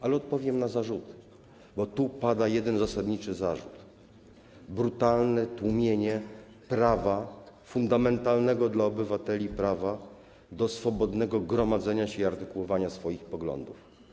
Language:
Polish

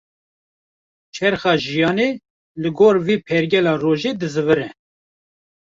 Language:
Kurdish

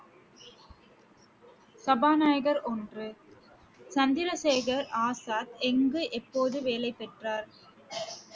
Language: Tamil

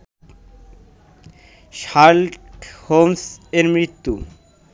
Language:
Bangla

